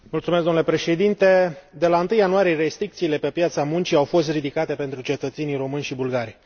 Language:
Romanian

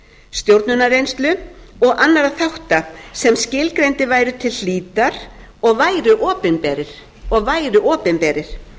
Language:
Icelandic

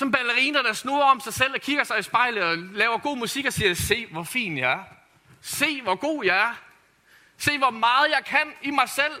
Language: Danish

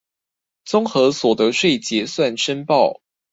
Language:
Chinese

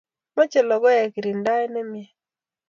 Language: Kalenjin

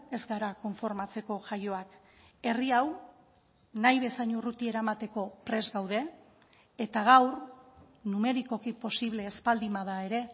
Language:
Basque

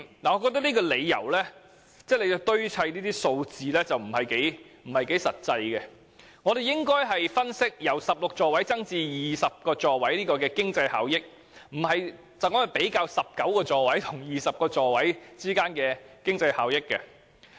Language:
Cantonese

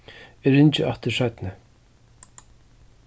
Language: Faroese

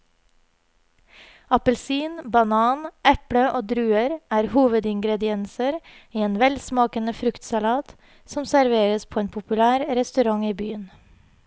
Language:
Norwegian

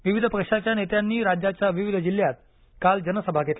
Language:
Marathi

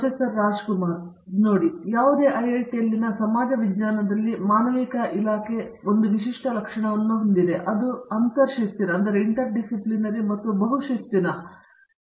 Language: Kannada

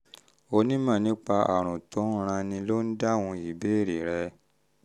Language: Yoruba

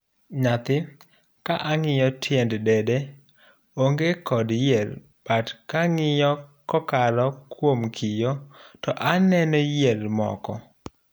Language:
Luo (Kenya and Tanzania)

